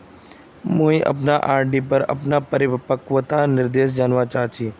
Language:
Magahi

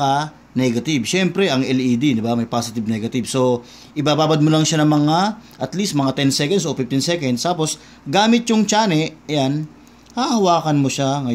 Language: Filipino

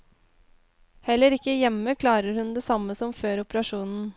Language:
Norwegian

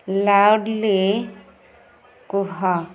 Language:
Odia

